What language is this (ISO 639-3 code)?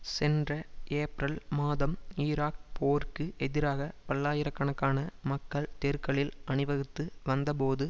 tam